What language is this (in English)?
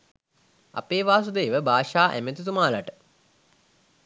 Sinhala